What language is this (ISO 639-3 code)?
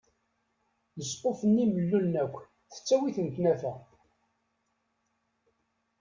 kab